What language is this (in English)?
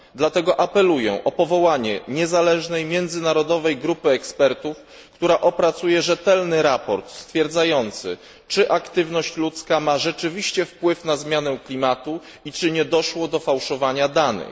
Polish